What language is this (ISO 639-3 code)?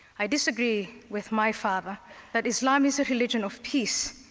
eng